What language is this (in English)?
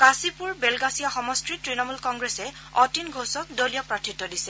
Assamese